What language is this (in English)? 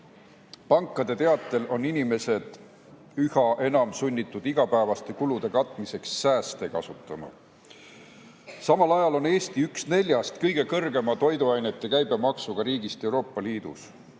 Estonian